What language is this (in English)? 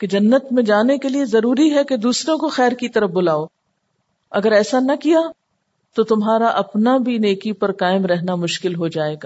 Urdu